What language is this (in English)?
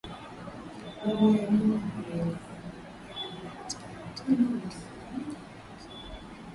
Swahili